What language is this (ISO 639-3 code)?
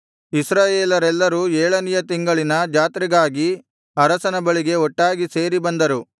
kan